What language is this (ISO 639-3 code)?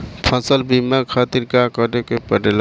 bho